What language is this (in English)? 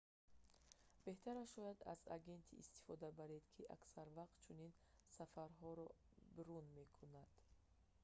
Tajik